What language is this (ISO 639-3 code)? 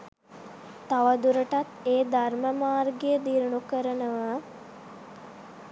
sin